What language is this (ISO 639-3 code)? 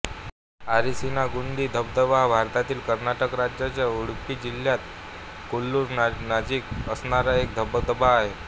mar